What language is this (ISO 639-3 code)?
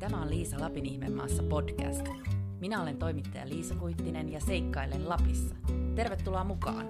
fin